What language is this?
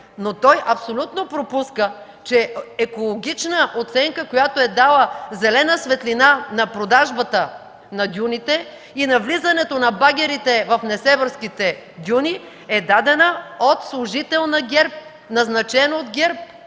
Bulgarian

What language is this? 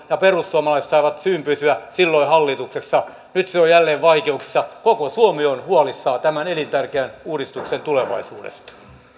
Finnish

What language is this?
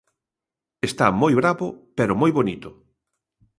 Galician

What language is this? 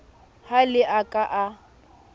Southern Sotho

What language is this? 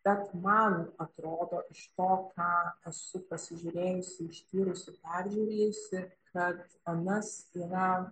Lithuanian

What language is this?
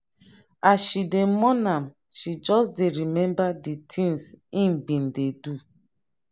Nigerian Pidgin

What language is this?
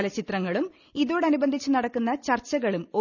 Malayalam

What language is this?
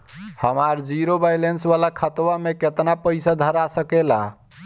Bhojpuri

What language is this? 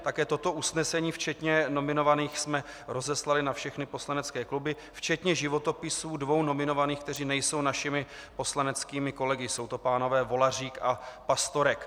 Czech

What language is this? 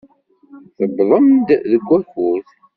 Kabyle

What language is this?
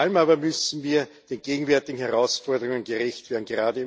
German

